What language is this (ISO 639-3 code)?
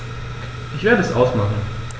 deu